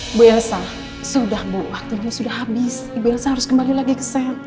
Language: Indonesian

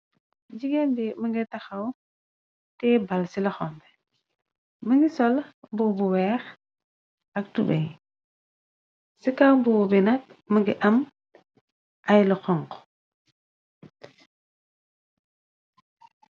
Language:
Wolof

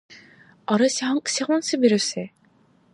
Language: Dargwa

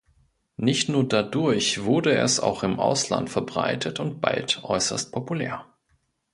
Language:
German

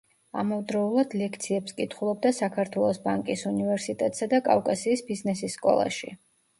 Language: Georgian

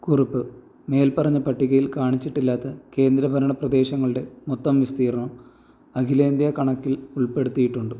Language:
Malayalam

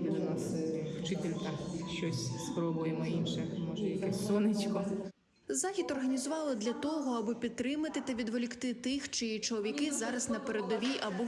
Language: Ukrainian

